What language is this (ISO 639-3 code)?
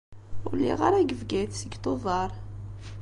kab